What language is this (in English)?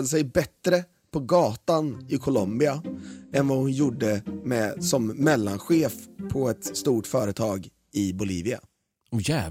Swedish